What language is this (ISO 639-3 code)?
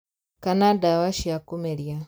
kik